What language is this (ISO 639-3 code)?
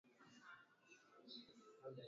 swa